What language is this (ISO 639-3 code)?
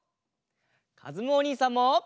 jpn